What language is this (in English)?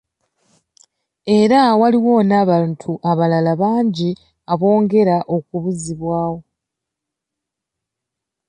Ganda